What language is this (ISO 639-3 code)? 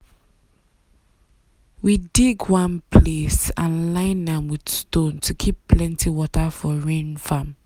pcm